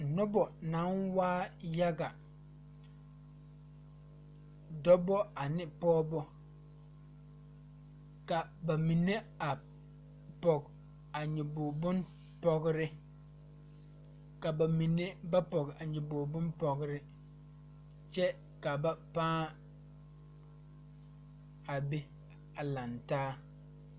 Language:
Southern Dagaare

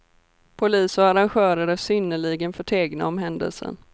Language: Swedish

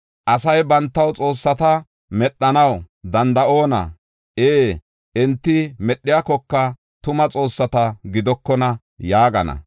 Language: Gofa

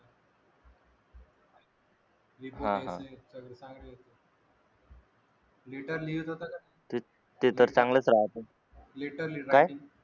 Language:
Marathi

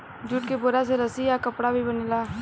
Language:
Bhojpuri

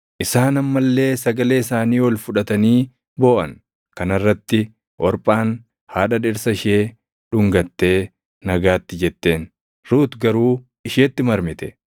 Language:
Oromo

